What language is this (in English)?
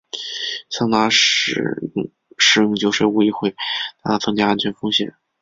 Chinese